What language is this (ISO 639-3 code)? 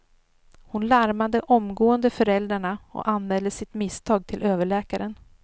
swe